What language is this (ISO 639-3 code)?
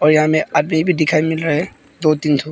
hin